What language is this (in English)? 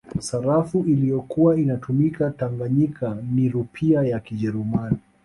Swahili